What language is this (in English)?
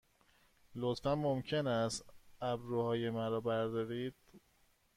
Persian